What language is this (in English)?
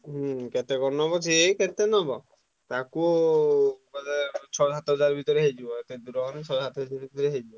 Odia